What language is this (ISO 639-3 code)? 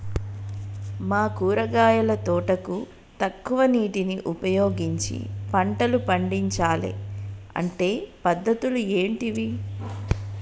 tel